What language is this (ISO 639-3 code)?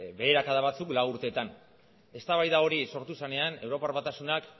eus